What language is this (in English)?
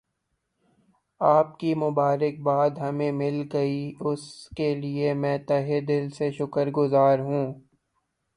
Urdu